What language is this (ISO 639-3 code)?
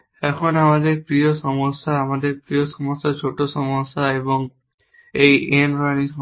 ben